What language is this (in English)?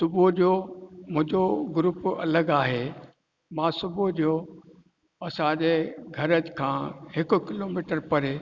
Sindhi